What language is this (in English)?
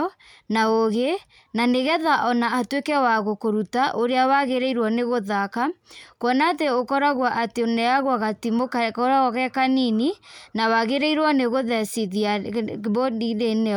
Kikuyu